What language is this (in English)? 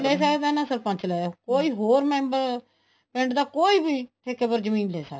Punjabi